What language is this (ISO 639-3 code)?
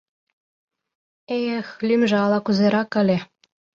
chm